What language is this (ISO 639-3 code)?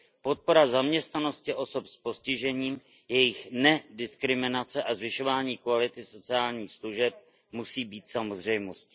ces